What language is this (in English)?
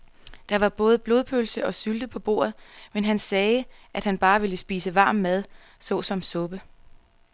Danish